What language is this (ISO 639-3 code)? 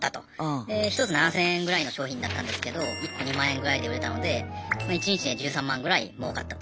jpn